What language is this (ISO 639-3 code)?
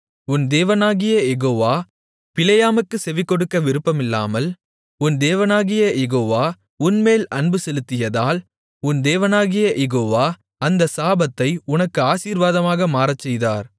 tam